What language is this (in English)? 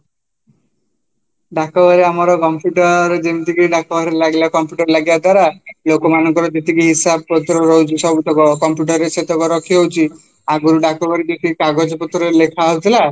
Odia